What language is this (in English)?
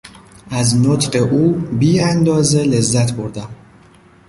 Persian